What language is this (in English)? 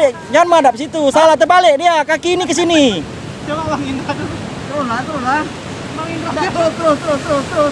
Indonesian